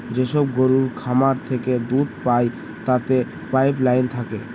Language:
Bangla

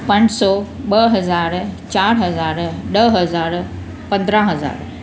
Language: Sindhi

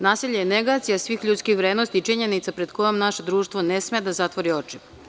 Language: Serbian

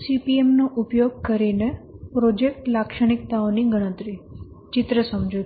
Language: Gujarati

